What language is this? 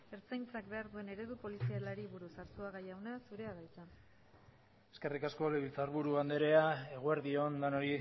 Basque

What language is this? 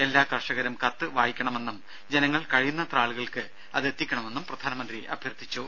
Malayalam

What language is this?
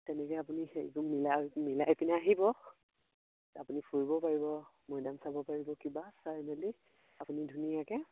Assamese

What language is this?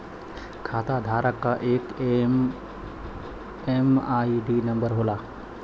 Bhojpuri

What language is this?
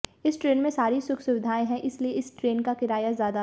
Hindi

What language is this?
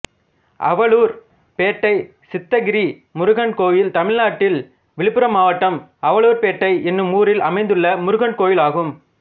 Tamil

